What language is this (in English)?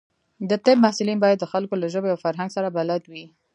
Pashto